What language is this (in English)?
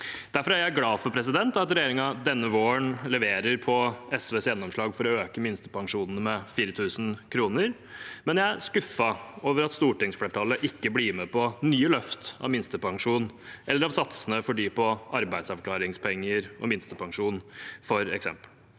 Norwegian